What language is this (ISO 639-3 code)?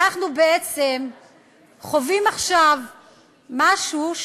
heb